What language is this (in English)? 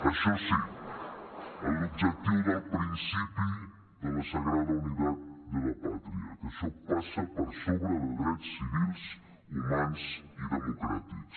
Catalan